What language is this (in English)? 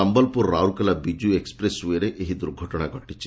Odia